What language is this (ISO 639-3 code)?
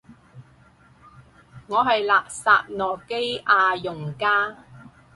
yue